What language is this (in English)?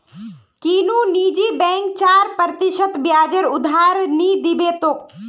Magahi